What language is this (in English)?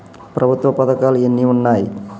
Telugu